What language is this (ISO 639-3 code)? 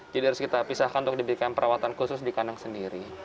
ind